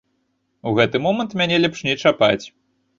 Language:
Belarusian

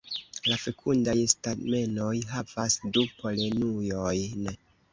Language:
Esperanto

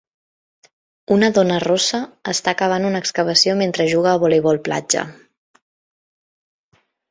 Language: Catalan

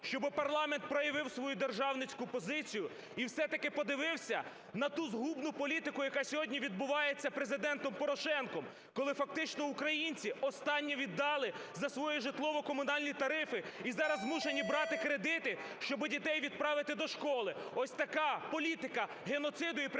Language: Ukrainian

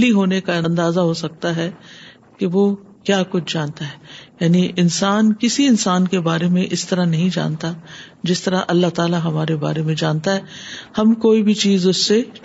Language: Urdu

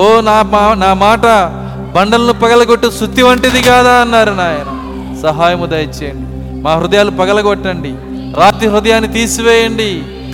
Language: Telugu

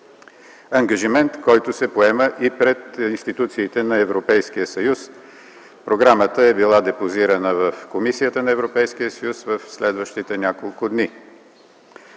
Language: Bulgarian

